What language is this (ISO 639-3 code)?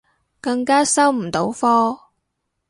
yue